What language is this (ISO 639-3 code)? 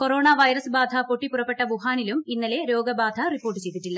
mal